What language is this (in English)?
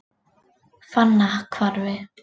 Icelandic